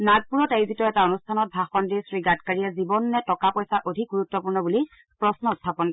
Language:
Assamese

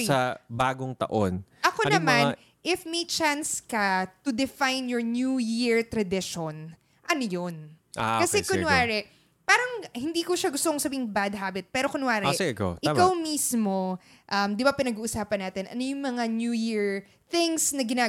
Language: Filipino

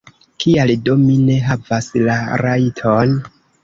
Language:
Esperanto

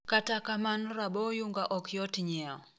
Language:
Luo (Kenya and Tanzania)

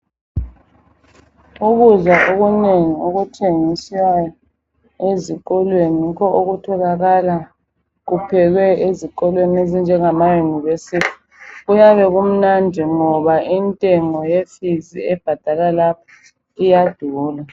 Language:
North Ndebele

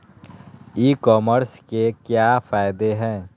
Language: Magahi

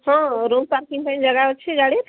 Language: Odia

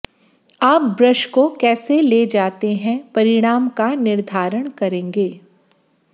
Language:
Hindi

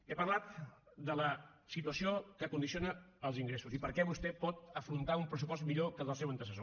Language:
Catalan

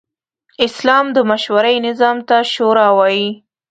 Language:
Pashto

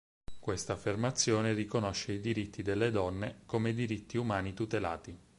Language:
Italian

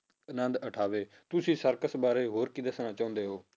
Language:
Punjabi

